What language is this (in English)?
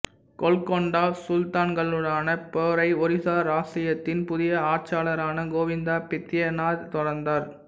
Tamil